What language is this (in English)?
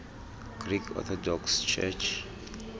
Xhosa